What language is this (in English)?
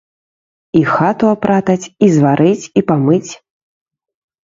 Belarusian